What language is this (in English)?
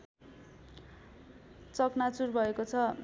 Nepali